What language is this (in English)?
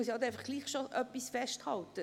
Swiss German